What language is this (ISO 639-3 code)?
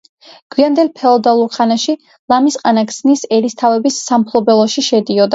kat